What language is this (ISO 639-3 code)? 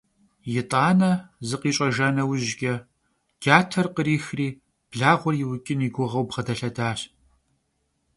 kbd